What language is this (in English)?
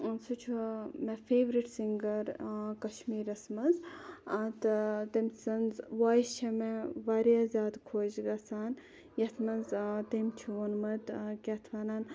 Kashmiri